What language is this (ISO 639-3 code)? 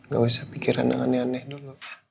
ind